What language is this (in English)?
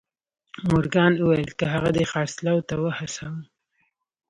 Pashto